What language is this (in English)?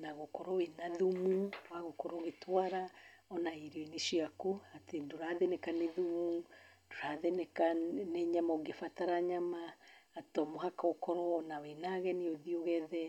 Kikuyu